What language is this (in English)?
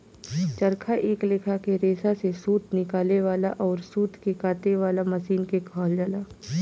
Bhojpuri